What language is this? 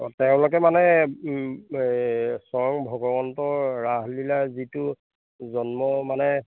Assamese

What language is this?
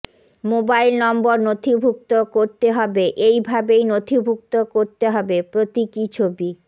Bangla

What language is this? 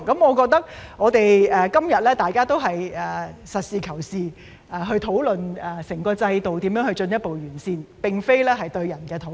Cantonese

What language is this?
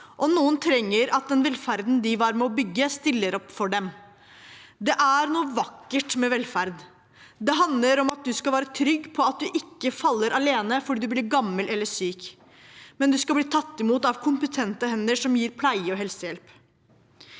Norwegian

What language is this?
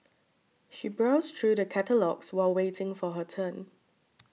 English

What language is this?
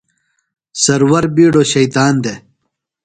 Phalura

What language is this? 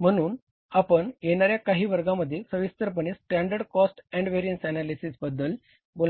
Marathi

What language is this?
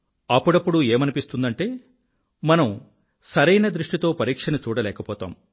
Telugu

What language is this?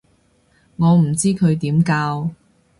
Cantonese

